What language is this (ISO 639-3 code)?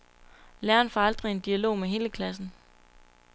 dan